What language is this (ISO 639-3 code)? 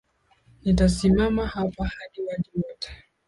swa